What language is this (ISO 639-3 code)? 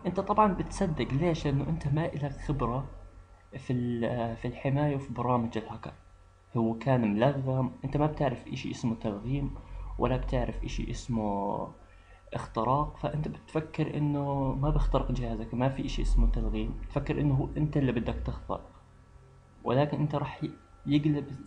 ara